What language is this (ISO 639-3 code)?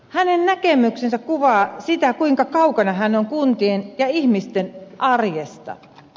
fin